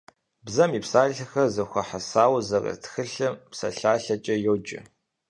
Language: Kabardian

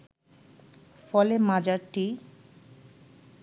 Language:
Bangla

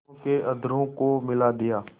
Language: Hindi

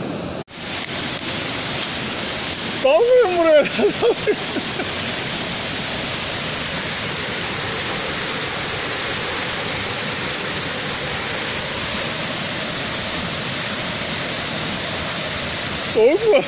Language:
Turkish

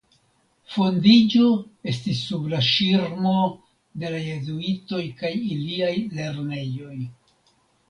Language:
Esperanto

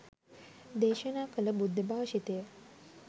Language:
Sinhala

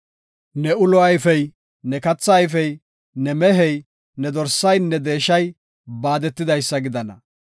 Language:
Gofa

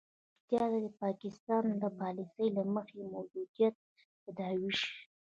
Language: Pashto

